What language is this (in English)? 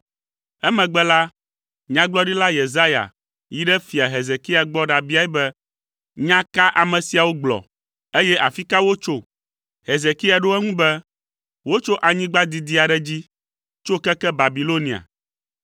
Ewe